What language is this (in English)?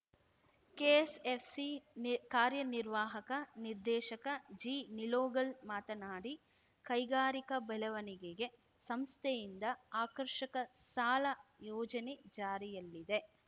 Kannada